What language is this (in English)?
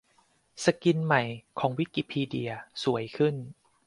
Thai